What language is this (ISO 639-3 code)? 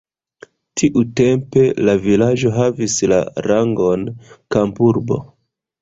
epo